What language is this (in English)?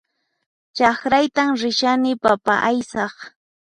Puno Quechua